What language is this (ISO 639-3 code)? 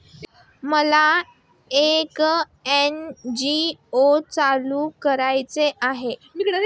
mar